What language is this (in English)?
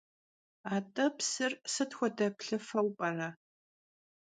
Kabardian